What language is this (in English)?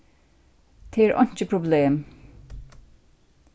Faroese